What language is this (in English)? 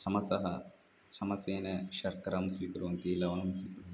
Sanskrit